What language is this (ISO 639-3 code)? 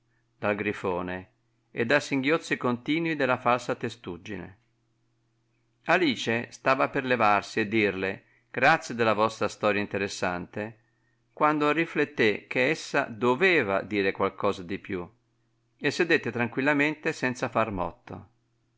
ita